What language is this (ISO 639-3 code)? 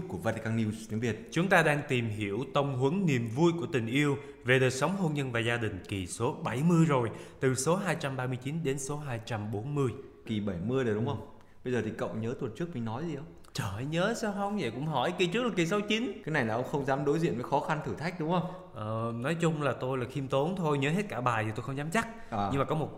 vie